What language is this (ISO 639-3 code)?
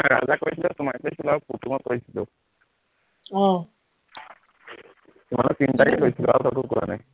asm